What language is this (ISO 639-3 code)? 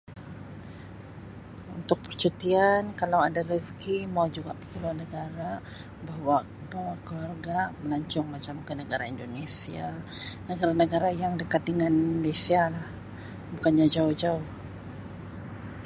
msi